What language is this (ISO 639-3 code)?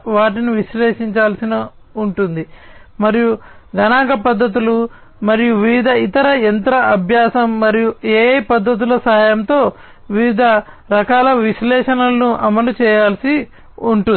tel